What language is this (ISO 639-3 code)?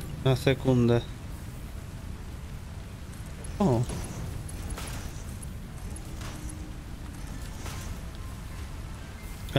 pol